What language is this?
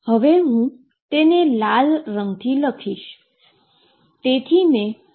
Gujarati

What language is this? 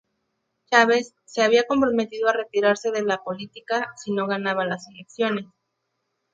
Spanish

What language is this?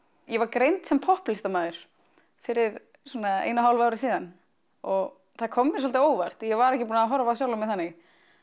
Icelandic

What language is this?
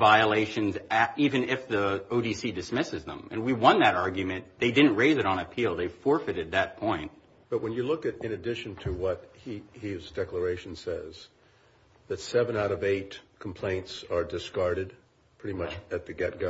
English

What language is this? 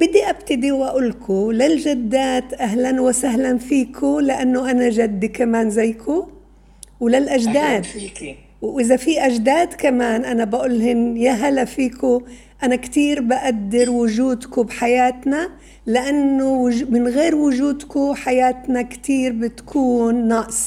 Arabic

